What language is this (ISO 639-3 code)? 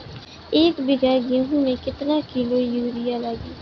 bho